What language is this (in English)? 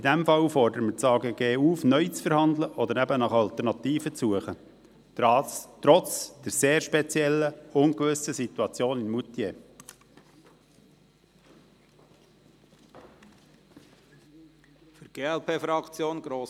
Swiss German